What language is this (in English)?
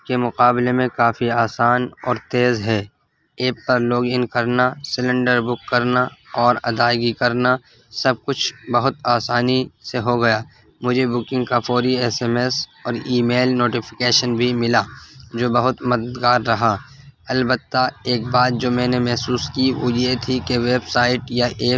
Urdu